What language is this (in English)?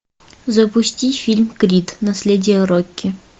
Russian